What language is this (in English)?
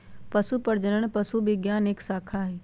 Magahi